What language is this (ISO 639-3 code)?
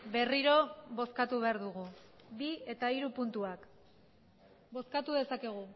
eus